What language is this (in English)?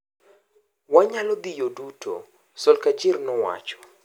Luo (Kenya and Tanzania)